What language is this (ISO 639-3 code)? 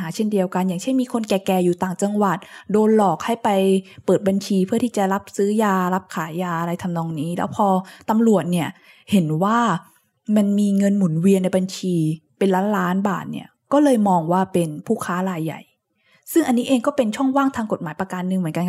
tha